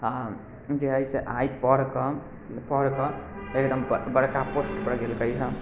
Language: Maithili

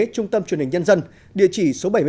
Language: Vietnamese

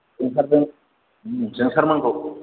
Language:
Bodo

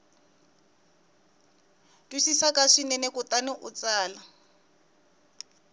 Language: Tsonga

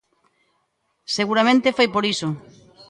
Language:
Galician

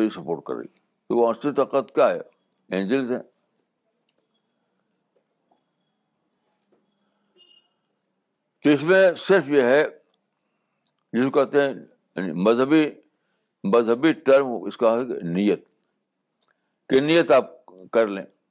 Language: Urdu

